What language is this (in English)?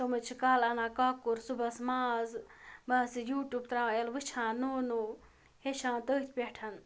Kashmiri